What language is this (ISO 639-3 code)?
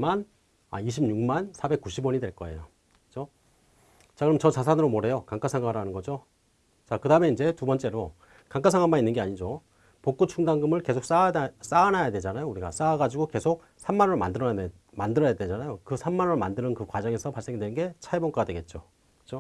kor